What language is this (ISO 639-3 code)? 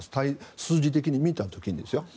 jpn